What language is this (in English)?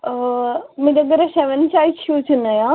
Telugu